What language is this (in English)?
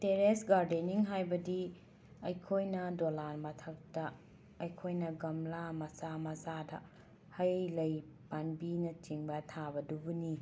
Manipuri